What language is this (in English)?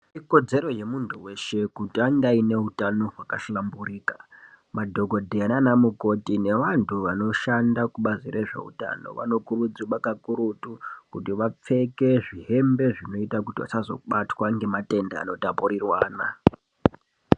Ndau